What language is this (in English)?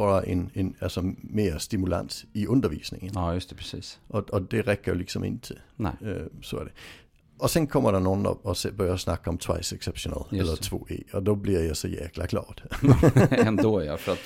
Swedish